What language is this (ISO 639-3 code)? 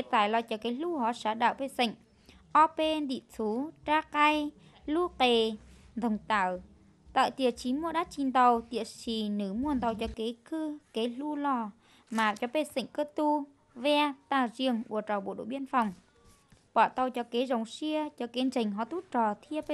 vie